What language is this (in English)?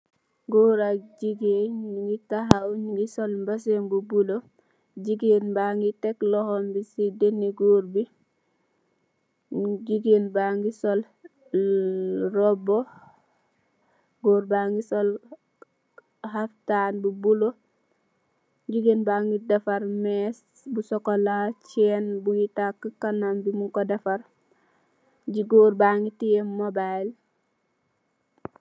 Wolof